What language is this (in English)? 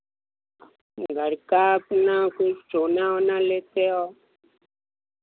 Hindi